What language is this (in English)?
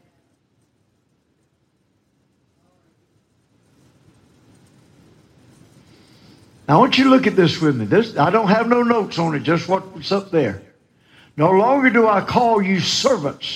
English